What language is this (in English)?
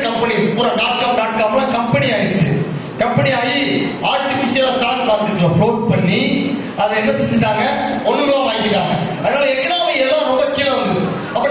Tamil